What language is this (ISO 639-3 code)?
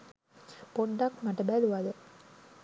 sin